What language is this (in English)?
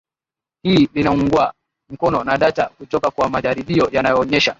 Swahili